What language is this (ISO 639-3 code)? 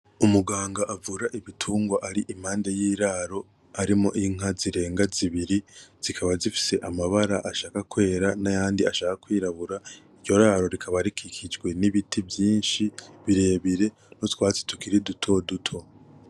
run